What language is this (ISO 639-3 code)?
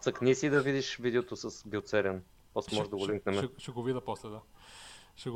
bul